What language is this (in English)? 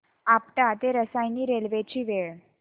Marathi